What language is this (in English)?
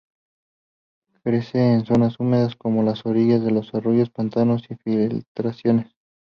Spanish